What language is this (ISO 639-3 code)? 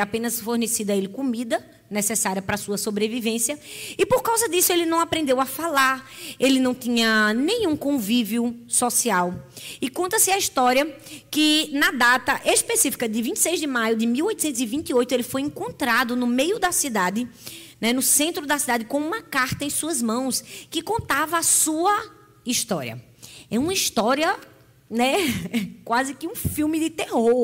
por